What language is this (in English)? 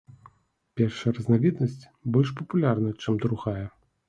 Belarusian